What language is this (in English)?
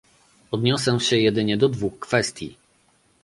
Polish